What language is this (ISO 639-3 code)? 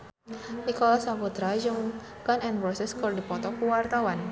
sun